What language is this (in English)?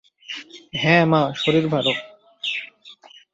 Bangla